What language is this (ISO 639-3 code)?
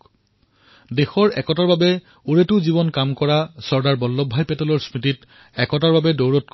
asm